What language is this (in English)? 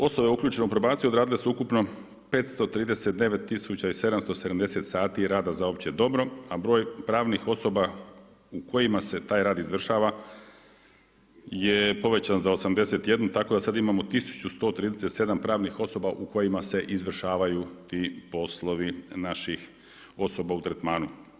Croatian